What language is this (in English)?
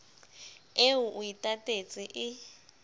Southern Sotho